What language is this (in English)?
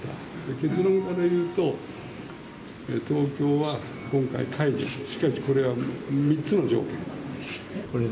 Japanese